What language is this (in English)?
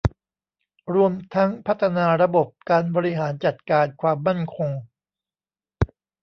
Thai